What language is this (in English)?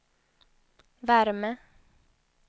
Swedish